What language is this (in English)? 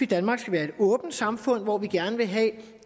Danish